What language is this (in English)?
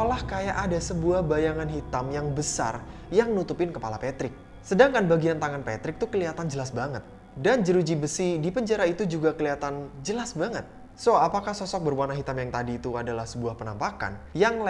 Indonesian